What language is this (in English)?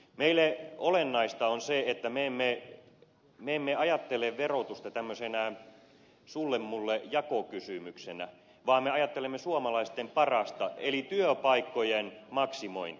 Finnish